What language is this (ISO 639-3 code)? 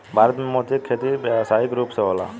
bho